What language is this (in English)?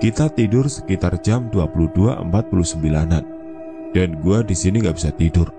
Indonesian